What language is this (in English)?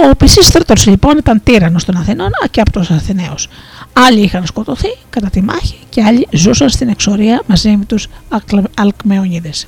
Greek